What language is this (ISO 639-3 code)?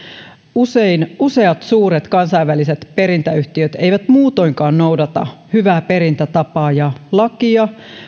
fin